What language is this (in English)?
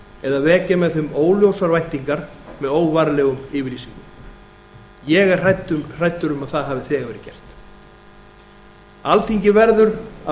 Icelandic